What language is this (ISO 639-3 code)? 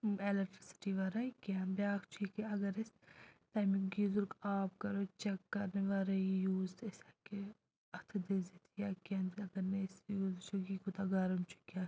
kas